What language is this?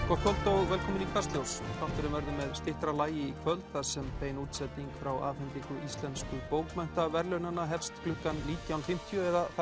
Icelandic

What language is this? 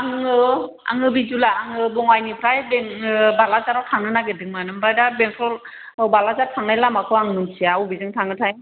Bodo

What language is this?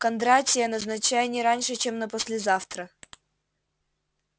Russian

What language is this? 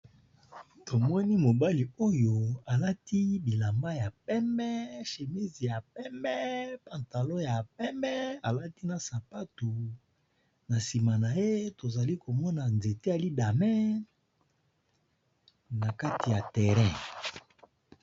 Lingala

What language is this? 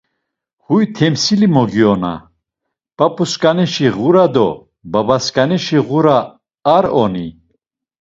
Laz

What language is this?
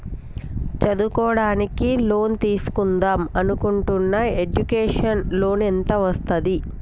Telugu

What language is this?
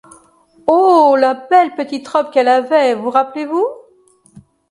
French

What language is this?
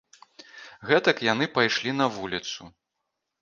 Belarusian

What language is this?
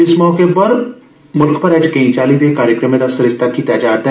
Dogri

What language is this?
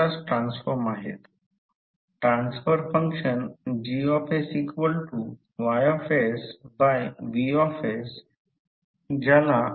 Marathi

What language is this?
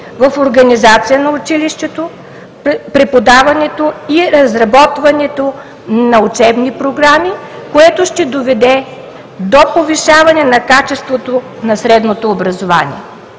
Bulgarian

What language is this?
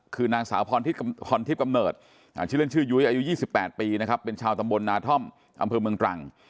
Thai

